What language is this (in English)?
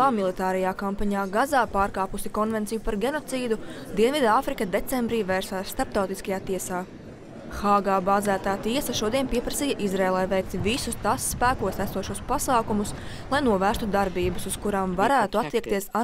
Latvian